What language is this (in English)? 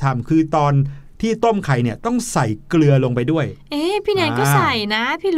Thai